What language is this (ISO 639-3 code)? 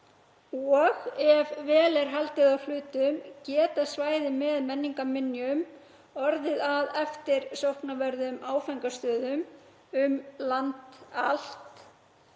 isl